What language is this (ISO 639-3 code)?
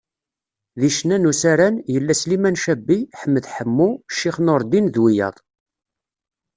kab